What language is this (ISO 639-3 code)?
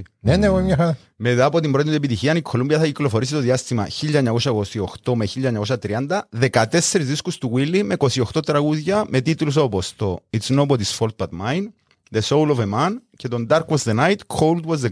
ell